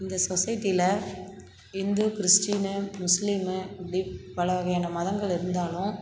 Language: Tamil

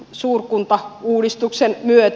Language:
Finnish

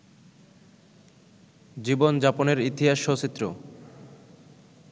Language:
Bangla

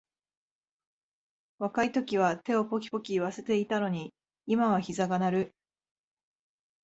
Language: Japanese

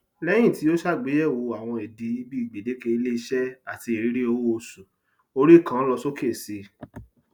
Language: Yoruba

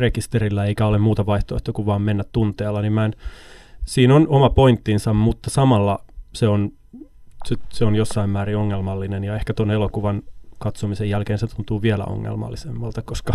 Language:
Finnish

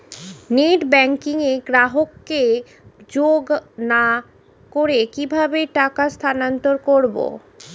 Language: Bangla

